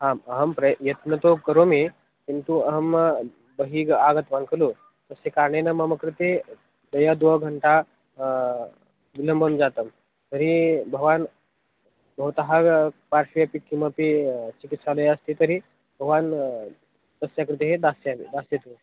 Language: Sanskrit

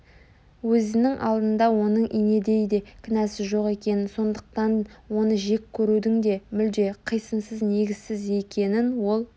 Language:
Kazakh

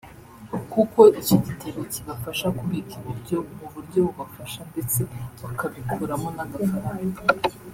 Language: Kinyarwanda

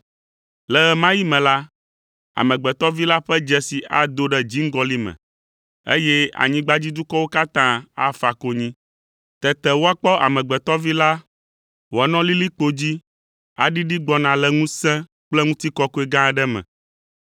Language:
Ewe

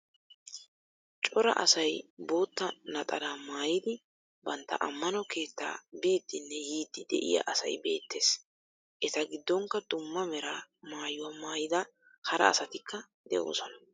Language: Wolaytta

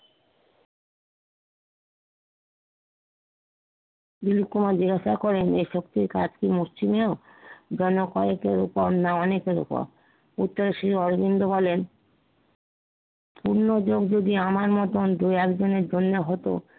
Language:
Bangla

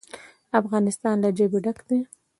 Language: Pashto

